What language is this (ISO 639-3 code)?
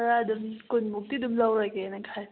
mni